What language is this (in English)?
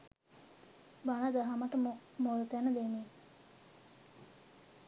Sinhala